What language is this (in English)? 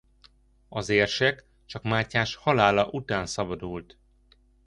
Hungarian